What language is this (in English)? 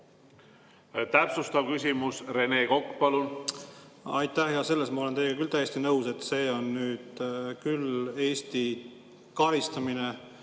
Estonian